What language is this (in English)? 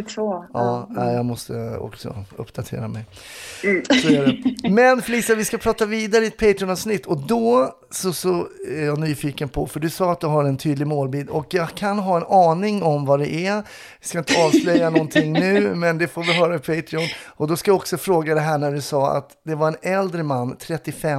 Swedish